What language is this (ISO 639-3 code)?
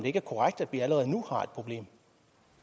dan